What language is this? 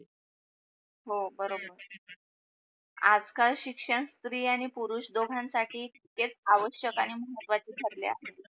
Marathi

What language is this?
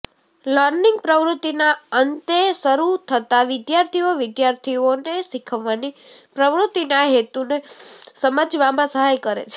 Gujarati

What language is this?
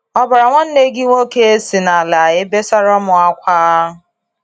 Igbo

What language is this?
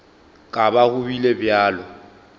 Northern Sotho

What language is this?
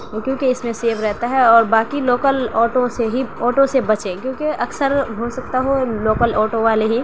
Urdu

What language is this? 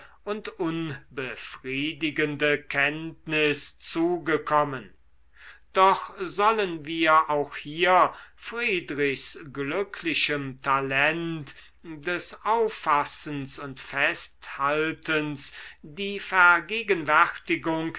German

